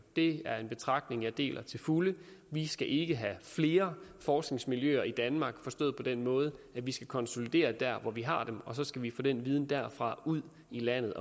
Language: Danish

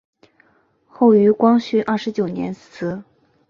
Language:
Chinese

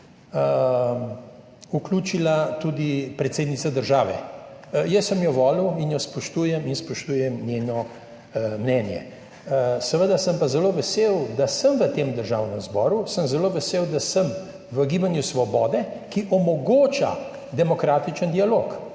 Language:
Slovenian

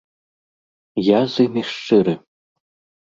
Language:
Belarusian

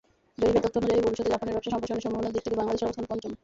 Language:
Bangla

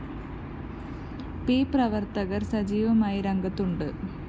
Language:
Malayalam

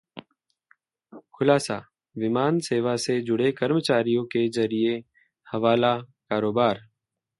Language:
Hindi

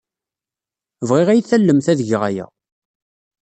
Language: Kabyle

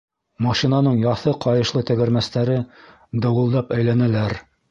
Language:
Bashkir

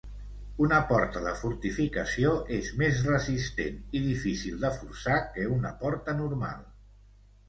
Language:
Catalan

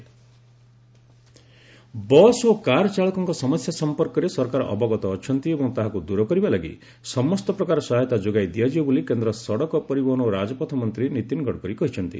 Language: Odia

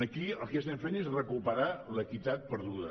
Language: Catalan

